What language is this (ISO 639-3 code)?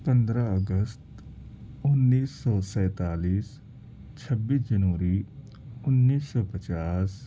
urd